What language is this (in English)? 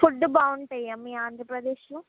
Telugu